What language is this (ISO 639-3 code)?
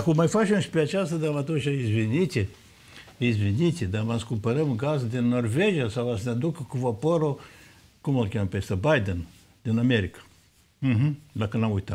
ron